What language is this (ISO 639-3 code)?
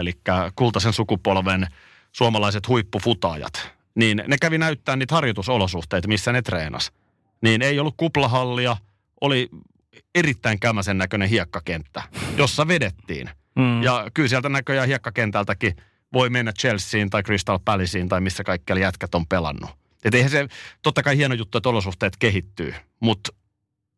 fin